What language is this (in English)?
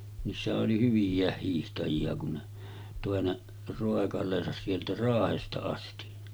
Finnish